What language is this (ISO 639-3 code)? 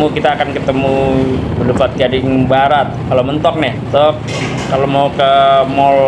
ind